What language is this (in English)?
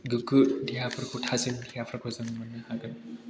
Bodo